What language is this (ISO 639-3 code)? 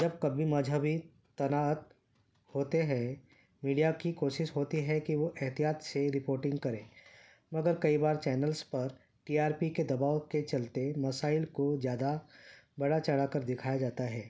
urd